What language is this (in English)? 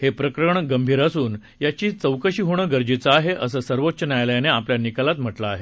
Marathi